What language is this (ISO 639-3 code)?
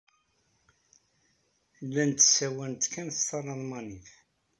kab